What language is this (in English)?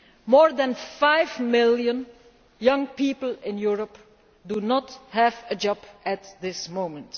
English